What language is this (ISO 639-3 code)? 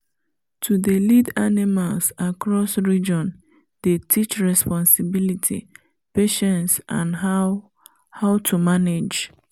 pcm